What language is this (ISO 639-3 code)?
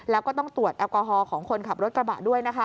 tha